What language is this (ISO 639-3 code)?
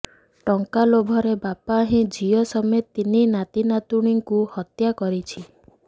ori